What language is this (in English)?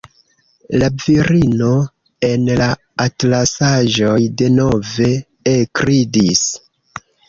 Esperanto